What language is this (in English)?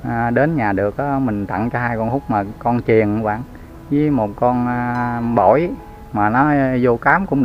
Vietnamese